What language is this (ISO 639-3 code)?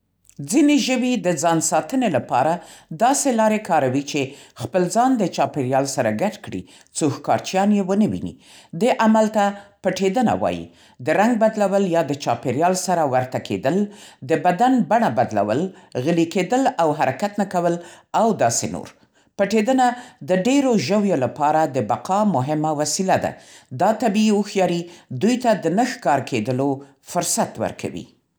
pst